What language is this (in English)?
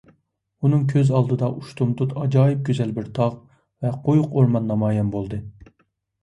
Uyghur